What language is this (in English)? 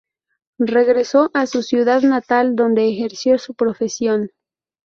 Spanish